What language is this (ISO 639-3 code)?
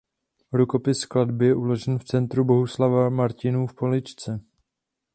ces